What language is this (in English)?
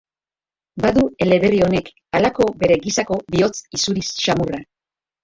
Basque